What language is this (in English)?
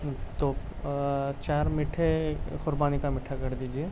Urdu